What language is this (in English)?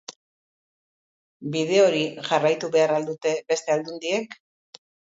Basque